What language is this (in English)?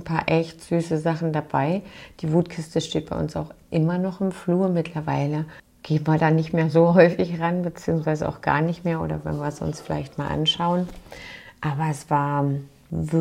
German